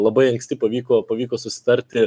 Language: Lithuanian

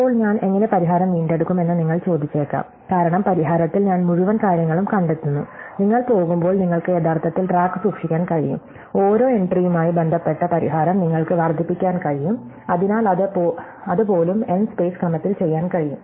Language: Malayalam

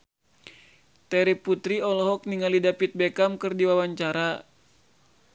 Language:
Sundanese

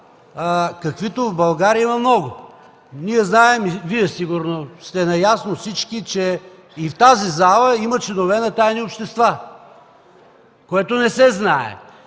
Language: Bulgarian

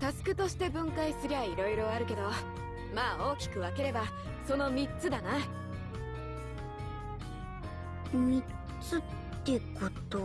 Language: Japanese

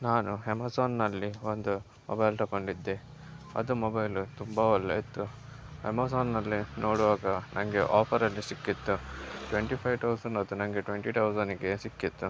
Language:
Kannada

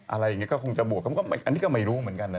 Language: Thai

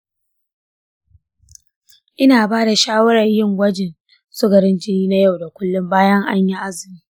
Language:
Hausa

